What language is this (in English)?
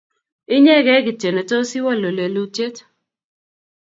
Kalenjin